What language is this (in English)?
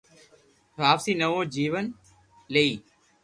Loarki